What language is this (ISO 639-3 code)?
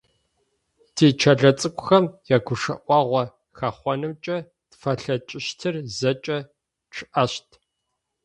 ady